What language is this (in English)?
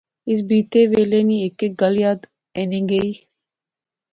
Pahari-Potwari